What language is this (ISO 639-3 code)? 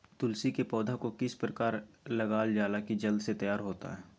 mag